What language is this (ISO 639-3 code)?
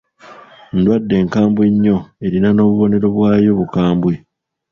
lug